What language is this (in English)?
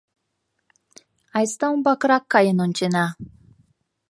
Mari